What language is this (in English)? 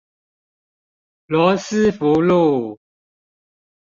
Chinese